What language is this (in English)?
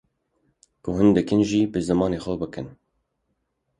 Kurdish